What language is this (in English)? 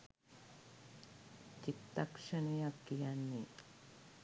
Sinhala